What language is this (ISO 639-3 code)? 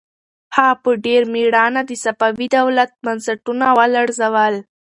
pus